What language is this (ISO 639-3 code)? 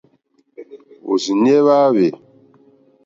bri